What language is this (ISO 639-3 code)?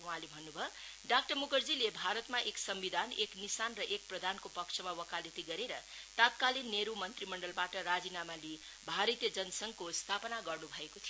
nep